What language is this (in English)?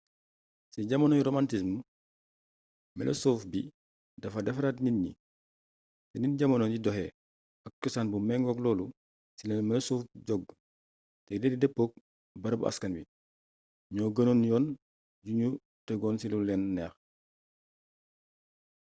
Wolof